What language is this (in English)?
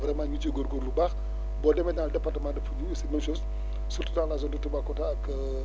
Wolof